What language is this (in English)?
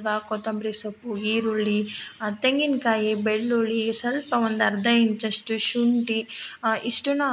Kannada